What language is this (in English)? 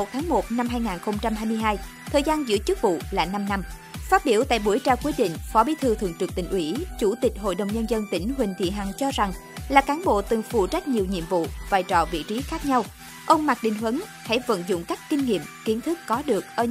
Vietnamese